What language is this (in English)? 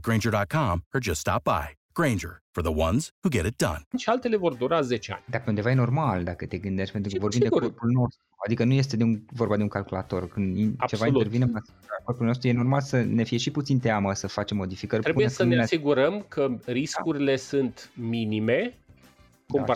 Romanian